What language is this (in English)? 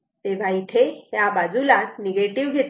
Marathi